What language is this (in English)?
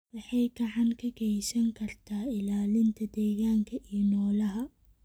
Somali